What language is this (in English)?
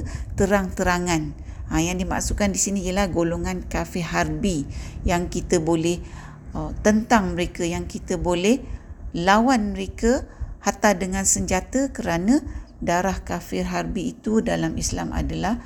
Malay